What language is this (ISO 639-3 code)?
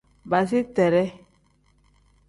kdh